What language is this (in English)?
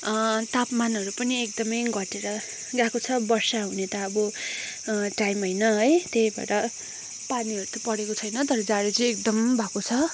Nepali